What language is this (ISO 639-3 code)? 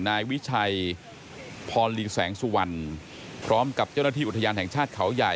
tha